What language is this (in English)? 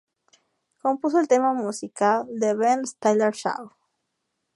Spanish